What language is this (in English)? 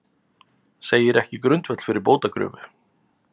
Icelandic